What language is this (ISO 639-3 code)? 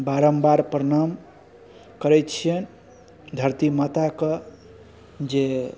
mai